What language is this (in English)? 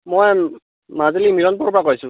Assamese